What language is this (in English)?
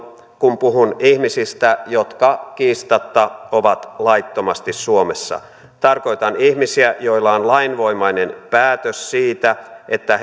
Finnish